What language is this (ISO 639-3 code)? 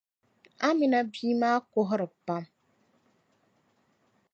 dag